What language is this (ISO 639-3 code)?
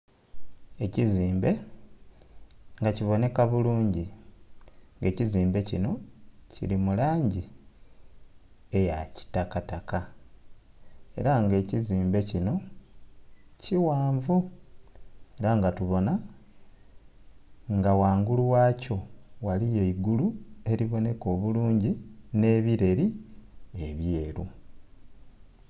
xog